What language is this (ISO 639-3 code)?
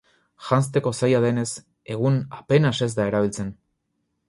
eus